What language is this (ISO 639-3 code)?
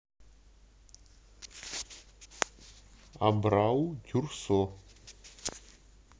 rus